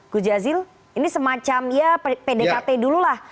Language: Indonesian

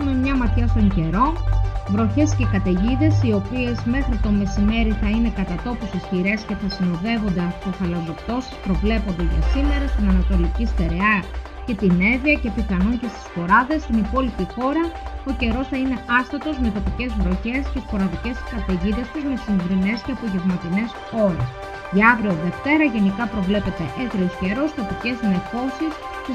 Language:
Greek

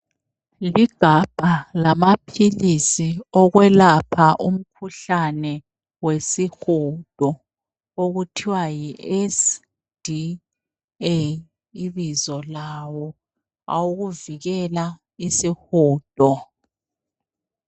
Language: North Ndebele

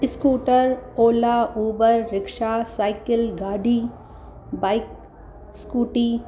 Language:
Sindhi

